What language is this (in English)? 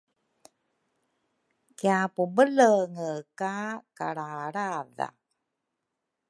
Rukai